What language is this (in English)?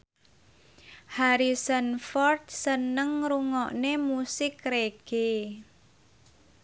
Javanese